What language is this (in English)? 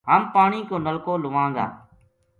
Gujari